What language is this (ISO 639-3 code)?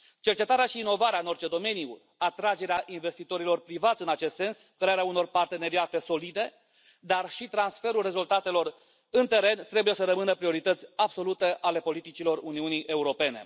ron